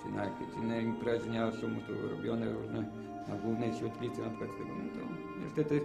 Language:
Polish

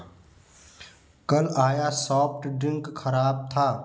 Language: Hindi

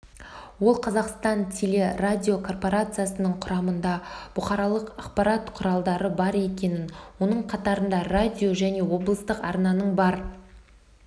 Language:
Kazakh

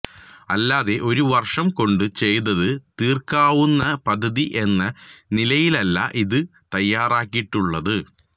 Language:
Malayalam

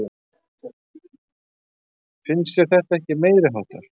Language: Icelandic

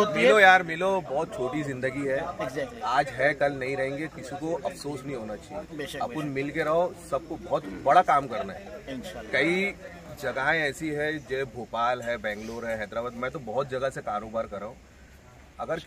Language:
Hindi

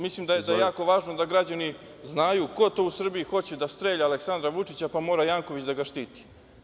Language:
Serbian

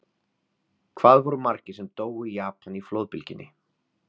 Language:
Icelandic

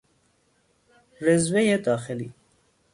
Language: Persian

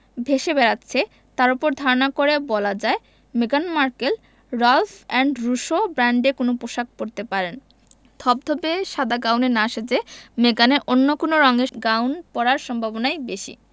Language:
Bangla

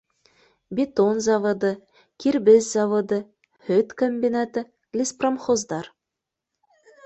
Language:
Bashkir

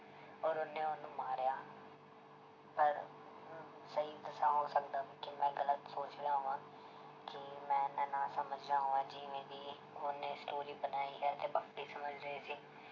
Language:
Punjabi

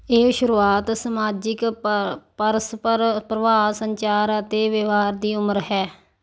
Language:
Punjabi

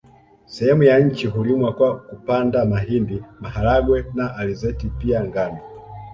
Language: Swahili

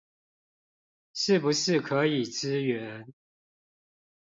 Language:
Chinese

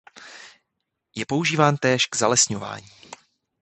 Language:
Czech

